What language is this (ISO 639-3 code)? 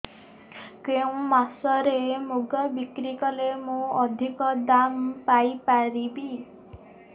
ori